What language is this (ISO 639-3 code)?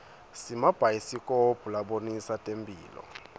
ssw